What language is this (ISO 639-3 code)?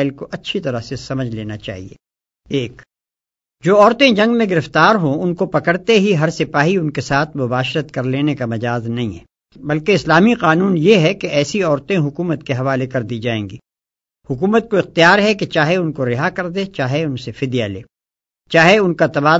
urd